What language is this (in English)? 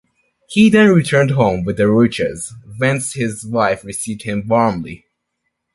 English